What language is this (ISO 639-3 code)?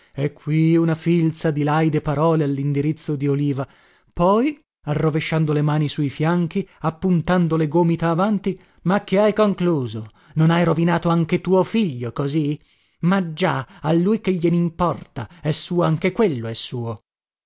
ita